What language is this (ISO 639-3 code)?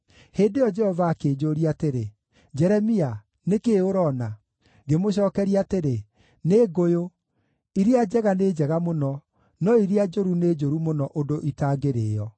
kik